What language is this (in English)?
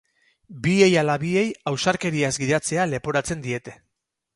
Basque